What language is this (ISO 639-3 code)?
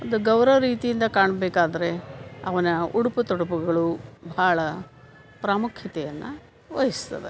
kan